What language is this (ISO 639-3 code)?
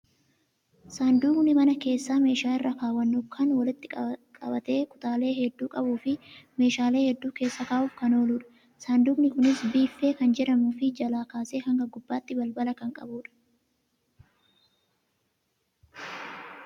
orm